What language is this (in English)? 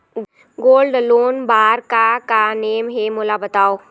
Chhattisgarhi